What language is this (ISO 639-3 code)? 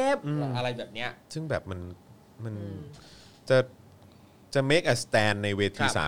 tha